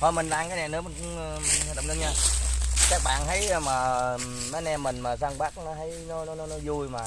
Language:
Vietnamese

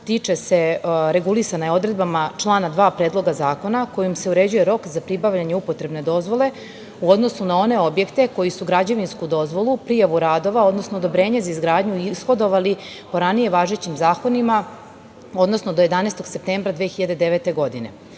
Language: Serbian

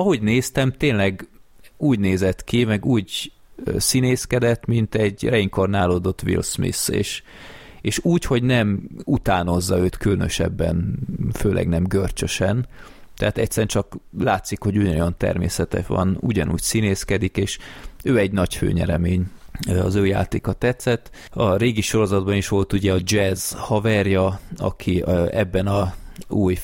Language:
Hungarian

